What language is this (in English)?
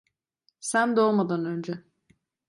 Turkish